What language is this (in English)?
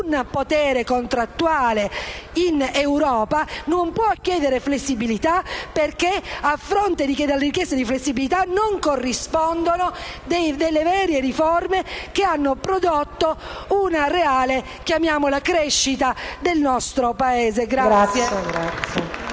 Italian